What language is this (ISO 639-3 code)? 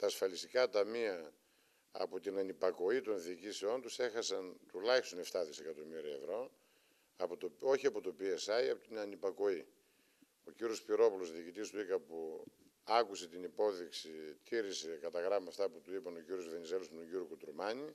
ell